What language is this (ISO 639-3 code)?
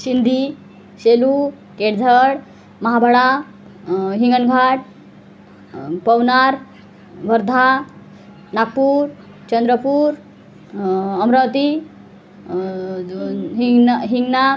mar